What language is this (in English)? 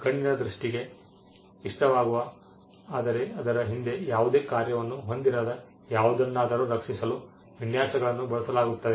Kannada